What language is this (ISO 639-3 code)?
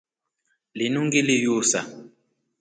rof